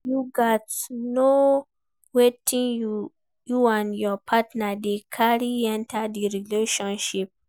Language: Nigerian Pidgin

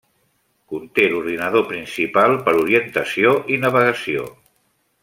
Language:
Catalan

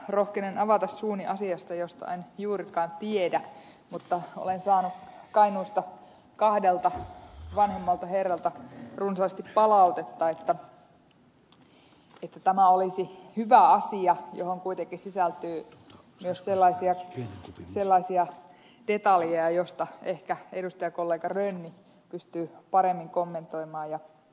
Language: Finnish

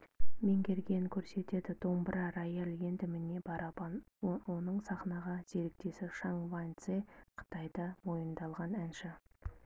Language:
Kazakh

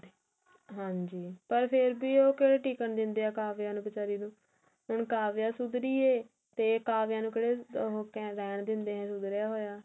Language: Punjabi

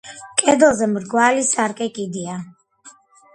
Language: Georgian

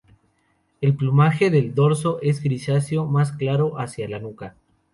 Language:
Spanish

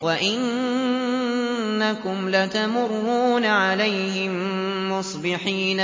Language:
Arabic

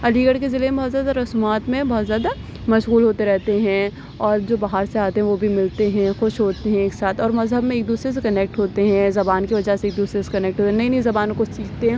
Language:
Urdu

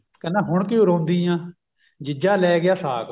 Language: Punjabi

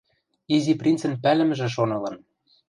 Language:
Western Mari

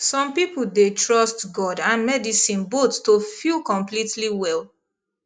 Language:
Nigerian Pidgin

